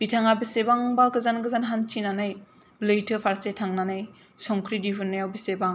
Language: Bodo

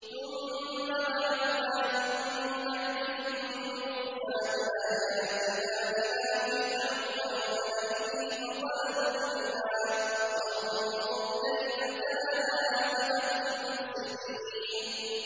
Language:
Arabic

